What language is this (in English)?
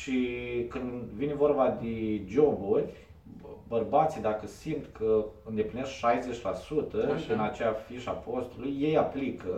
Romanian